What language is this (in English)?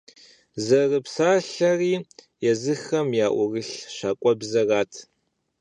Kabardian